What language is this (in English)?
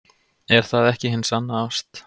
Icelandic